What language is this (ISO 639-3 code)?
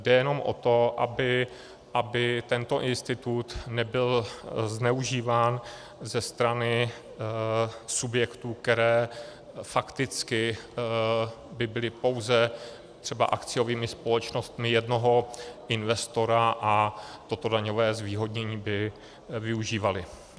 ces